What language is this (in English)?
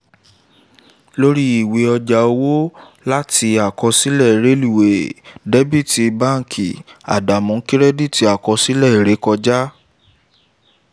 Yoruba